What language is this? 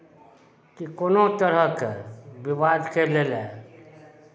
Maithili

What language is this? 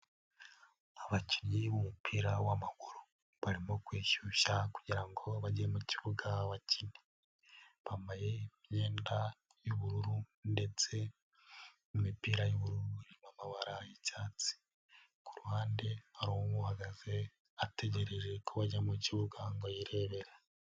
Kinyarwanda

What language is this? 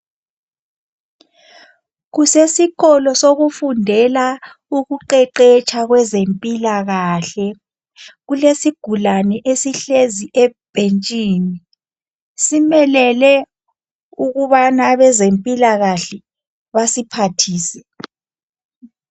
North Ndebele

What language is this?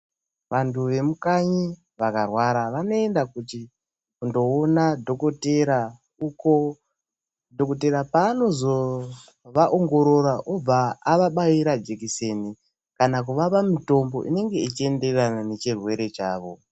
Ndau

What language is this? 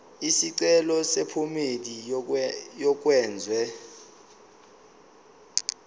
Zulu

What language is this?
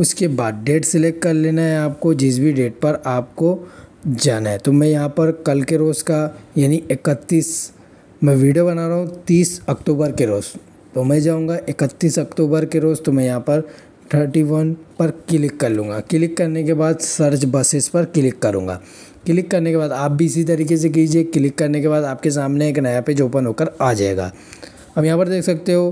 Hindi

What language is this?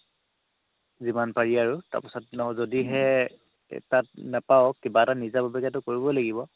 Assamese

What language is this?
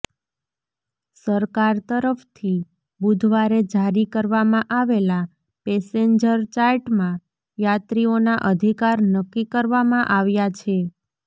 Gujarati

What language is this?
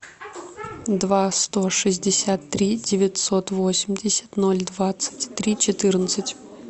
Russian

